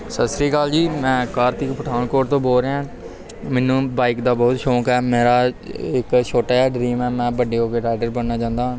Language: Punjabi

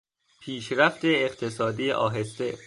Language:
Persian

